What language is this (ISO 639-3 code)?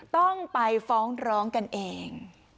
tha